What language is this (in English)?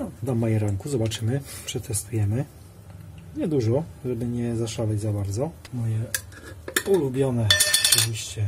Polish